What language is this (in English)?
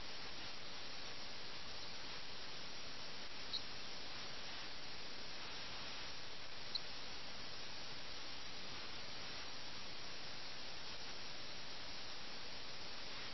Malayalam